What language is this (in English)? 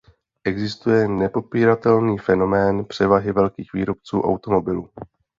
Czech